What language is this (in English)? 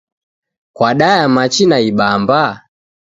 Taita